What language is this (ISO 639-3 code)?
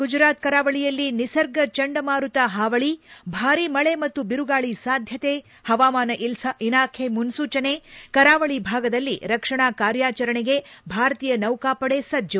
kan